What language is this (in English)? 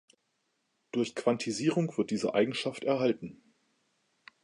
German